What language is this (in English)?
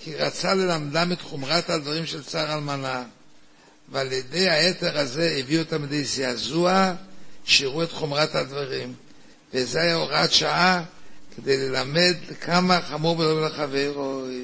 Hebrew